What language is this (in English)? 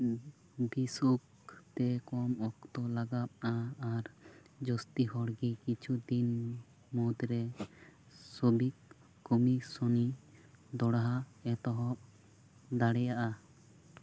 Santali